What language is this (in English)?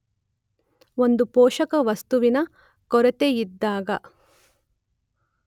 Kannada